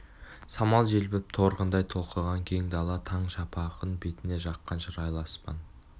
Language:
Kazakh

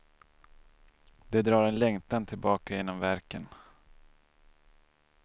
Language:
Swedish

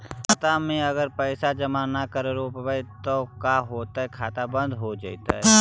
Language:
Magahi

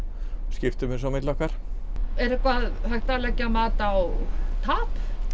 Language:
Icelandic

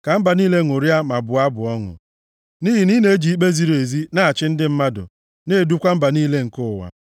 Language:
Igbo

